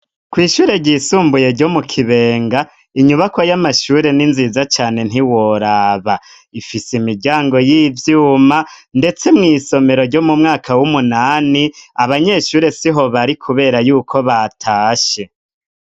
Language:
Rundi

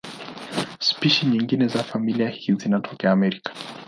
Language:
Swahili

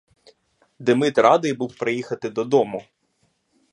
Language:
Ukrainian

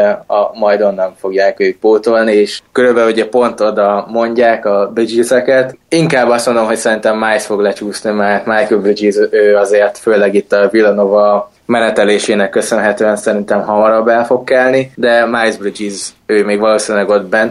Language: Hungarian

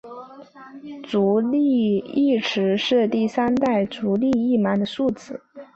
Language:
Chinese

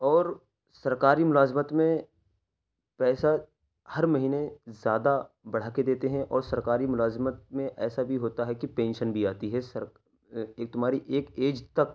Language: Urdu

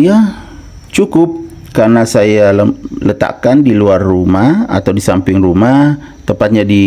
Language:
Indonesian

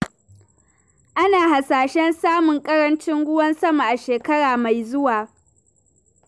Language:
Hausa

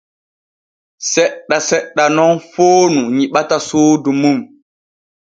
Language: Borgu Fulfulde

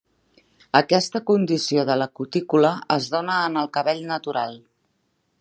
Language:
Catalan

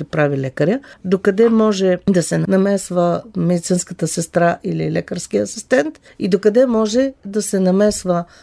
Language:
Bulgarian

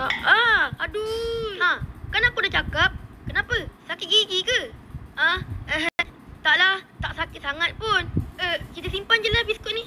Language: Malay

